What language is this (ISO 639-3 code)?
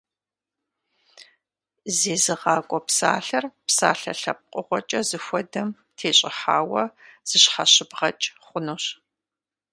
kbd